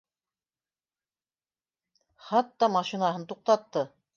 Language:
Bashkir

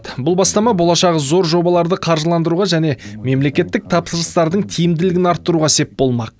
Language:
Kazakh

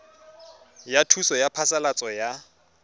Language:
Tswana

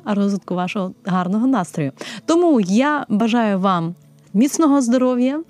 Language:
Ukrainian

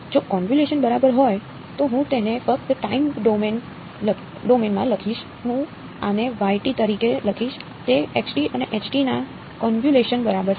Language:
Gujarati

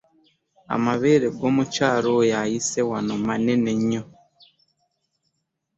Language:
Ganda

